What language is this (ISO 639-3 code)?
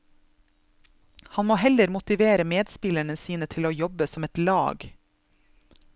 nor